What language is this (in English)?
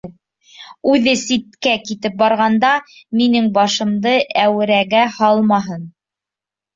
Bashkir